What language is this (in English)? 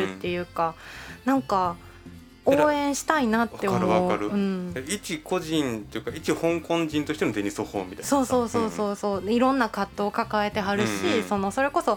Japanese